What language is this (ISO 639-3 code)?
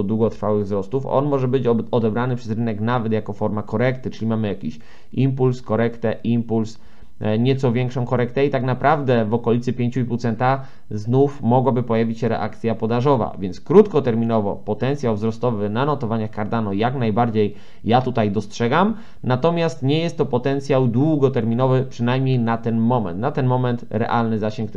pol